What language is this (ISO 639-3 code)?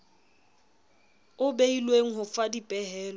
sot